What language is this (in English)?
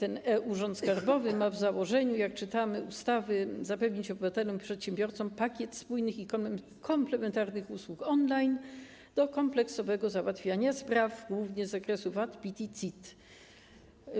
Polish